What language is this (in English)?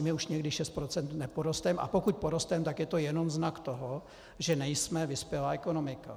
Czech